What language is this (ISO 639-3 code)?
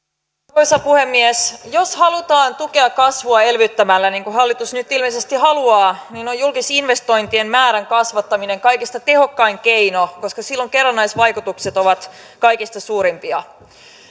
fin